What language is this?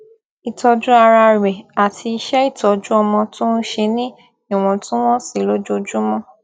Yoruba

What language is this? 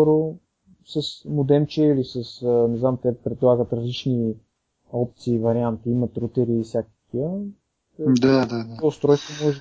Bulgarian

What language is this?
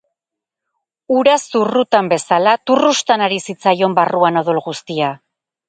Basque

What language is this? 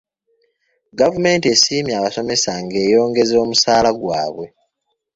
Ganda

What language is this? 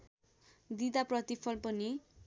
Nepali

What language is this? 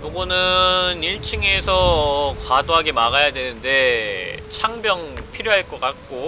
Korean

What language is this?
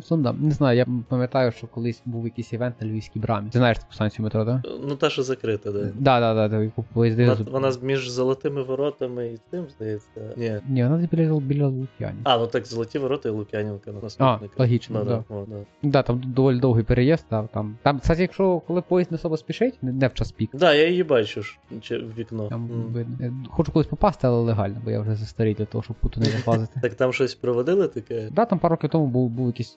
Ukrainian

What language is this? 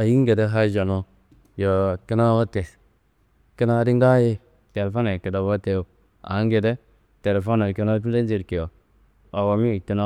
Kanembu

